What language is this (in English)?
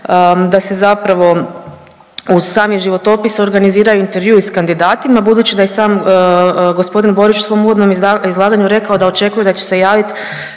Croatian